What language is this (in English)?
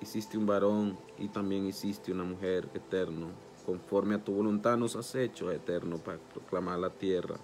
Spanish